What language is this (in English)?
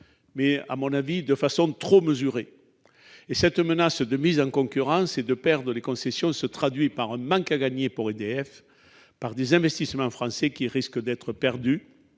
French